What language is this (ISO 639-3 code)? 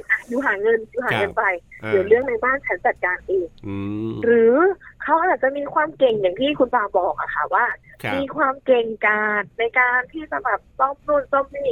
tha